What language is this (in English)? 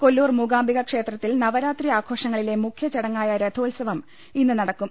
Malayalam